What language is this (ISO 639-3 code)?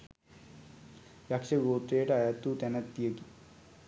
sin